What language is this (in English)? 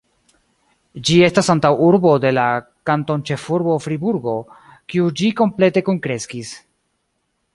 Esperanto